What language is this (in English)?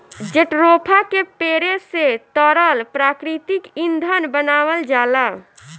Bhojpuri